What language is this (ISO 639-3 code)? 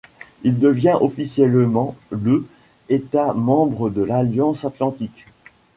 fra